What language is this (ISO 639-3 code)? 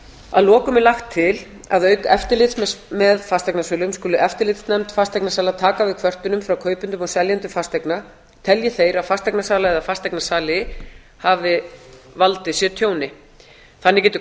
isl